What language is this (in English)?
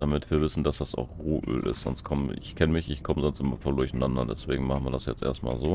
German